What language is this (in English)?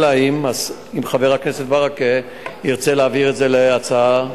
Hebrew